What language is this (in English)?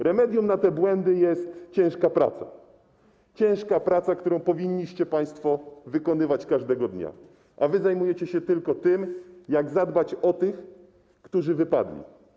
Polish